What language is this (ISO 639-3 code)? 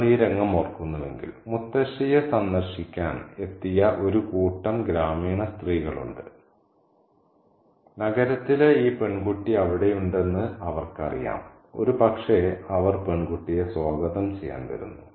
mal